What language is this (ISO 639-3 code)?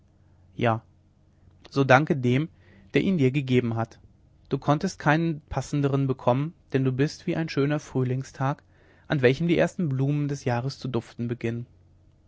deu